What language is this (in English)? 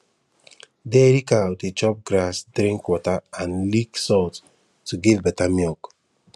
Nigerian Pidgin